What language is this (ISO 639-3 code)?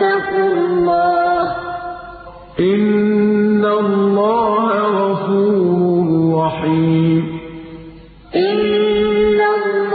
ara